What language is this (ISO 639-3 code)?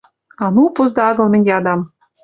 mrj